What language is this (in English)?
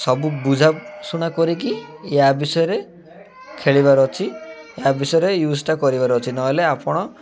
Odia